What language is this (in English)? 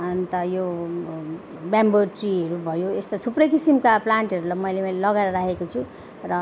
Nepali